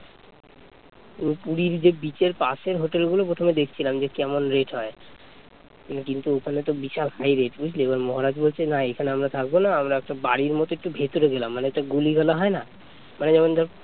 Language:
Bangla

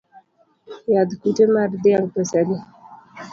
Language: Luo (Kenya and Tanzania)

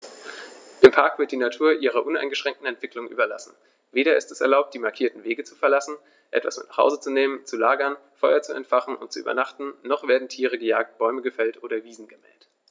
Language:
German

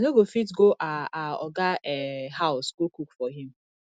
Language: Nigerian Pidgin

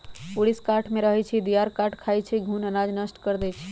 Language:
Magahi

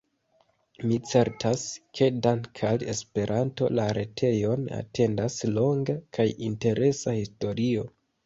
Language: Esperanto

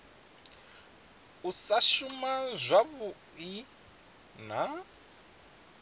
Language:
Venda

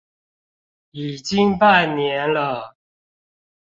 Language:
Chinese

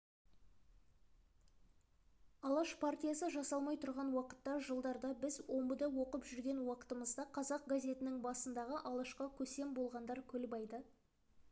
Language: Kazakh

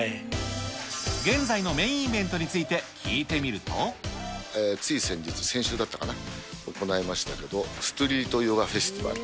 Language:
Japanese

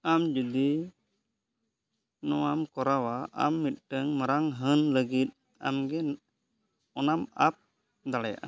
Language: Santali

